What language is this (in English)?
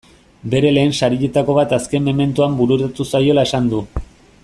Basque